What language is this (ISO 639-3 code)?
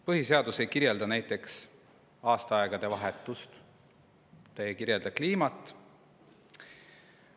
est